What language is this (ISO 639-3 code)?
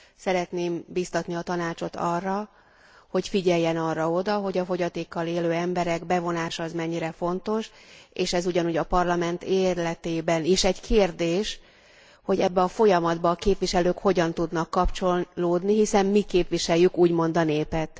hun